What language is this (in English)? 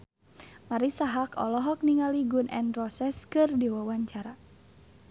Sundanese